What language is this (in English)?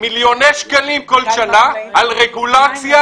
Hebrew